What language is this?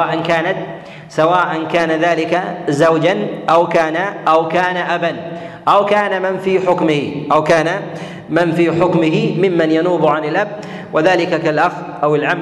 Arabic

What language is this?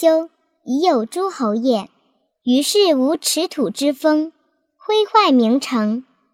Chinese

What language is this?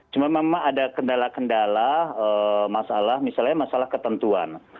Indonesian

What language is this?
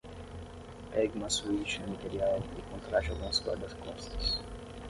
Portuguese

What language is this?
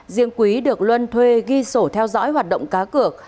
Vietnamese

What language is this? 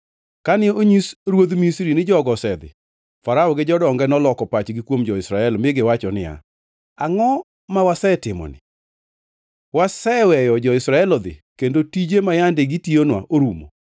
Luo (Kenya and Tanzania)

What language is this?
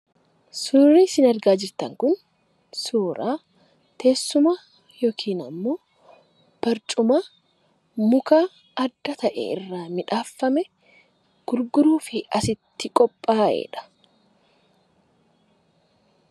Oromo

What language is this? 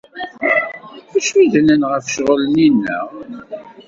Kabyle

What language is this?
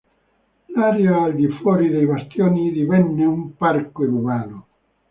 Italian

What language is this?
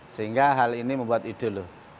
Indonesian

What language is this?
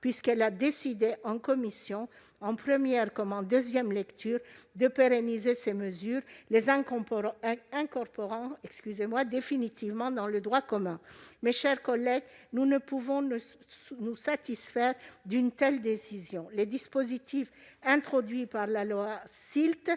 French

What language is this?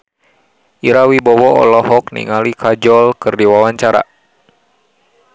Sundanese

